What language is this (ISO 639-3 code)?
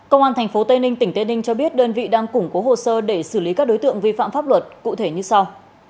vie